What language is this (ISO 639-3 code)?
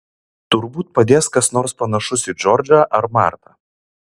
lit